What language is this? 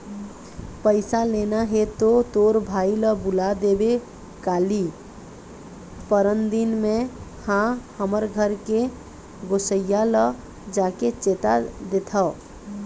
Chhattisgarhi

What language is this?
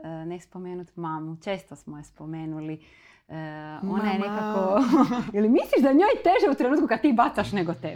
Croatian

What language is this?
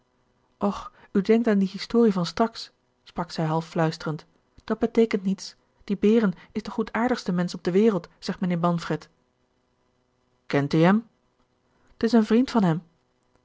Dutch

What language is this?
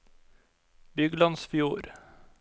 Norwegian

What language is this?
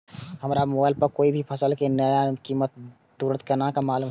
Maithili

